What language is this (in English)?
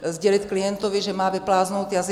Czech